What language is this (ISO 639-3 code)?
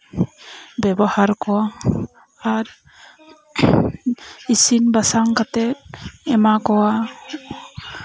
sat